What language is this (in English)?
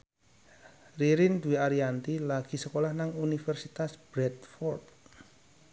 Javanese